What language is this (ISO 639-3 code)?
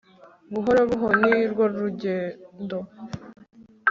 kin